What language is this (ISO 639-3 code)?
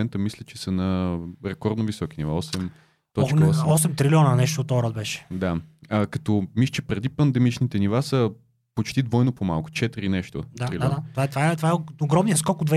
bul